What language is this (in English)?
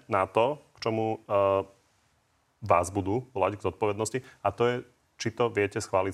Slovak